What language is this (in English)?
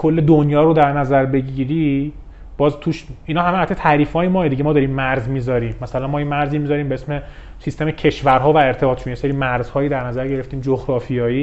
Persian